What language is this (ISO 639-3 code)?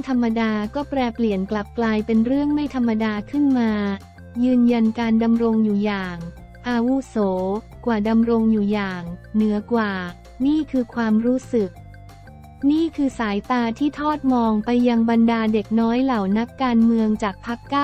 tha